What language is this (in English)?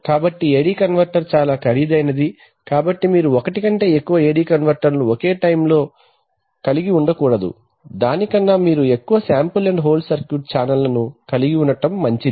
Telugu